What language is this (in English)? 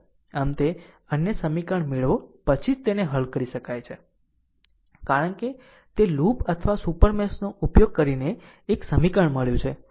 Gujarati